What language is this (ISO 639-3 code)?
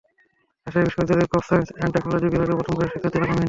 ben